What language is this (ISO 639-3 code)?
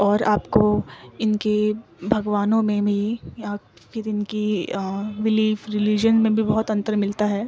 urd